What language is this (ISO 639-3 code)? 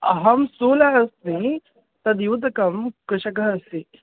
san